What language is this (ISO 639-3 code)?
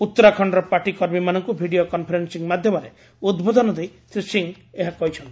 ori